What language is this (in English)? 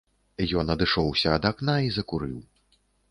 Belarusian